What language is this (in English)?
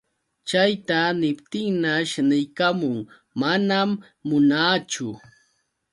Yauyos Quechua